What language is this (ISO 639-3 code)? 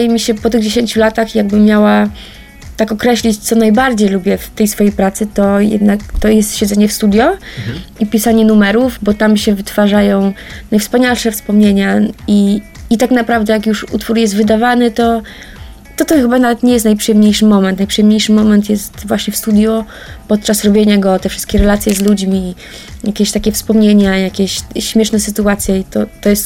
pol